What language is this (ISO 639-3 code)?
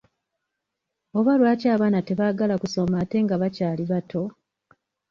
lug